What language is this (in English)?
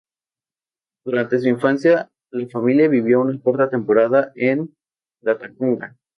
Spanish